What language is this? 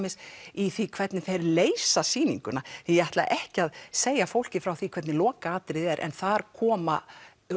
Icelandic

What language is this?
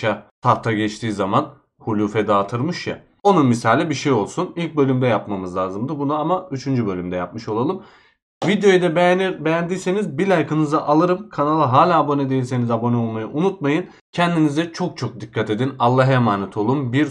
Turkish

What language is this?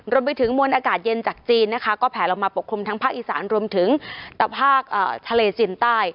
Thai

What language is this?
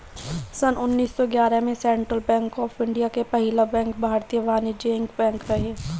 Bhojpuri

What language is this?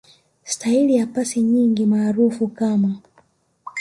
Swahili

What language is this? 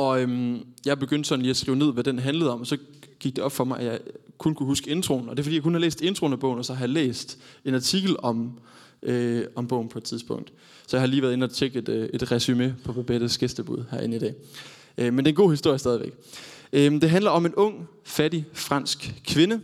Danish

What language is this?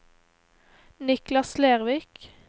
Norwegian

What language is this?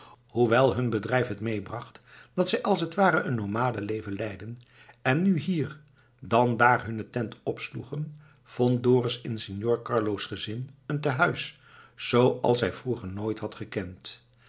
Dutch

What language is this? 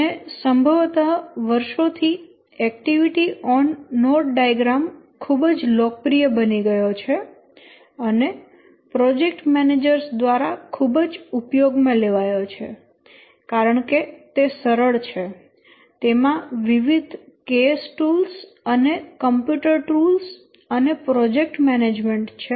Gujarati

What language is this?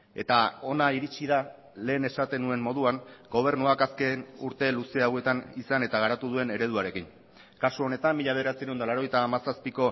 Basque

